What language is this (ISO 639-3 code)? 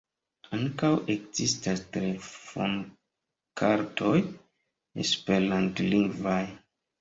epo